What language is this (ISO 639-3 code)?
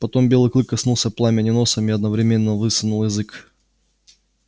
rus